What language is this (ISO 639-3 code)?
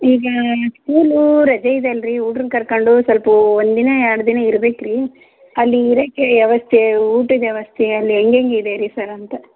kan